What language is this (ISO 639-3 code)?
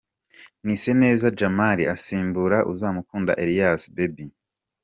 kin